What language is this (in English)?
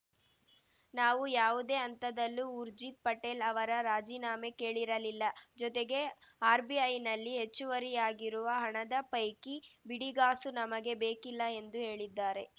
Kannada